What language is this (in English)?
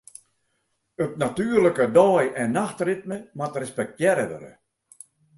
Western Frisian